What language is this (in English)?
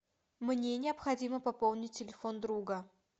Russian